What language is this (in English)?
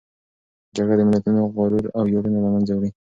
Pashto